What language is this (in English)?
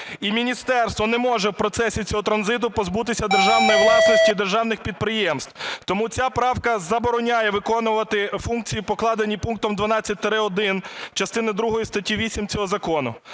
Ukrainian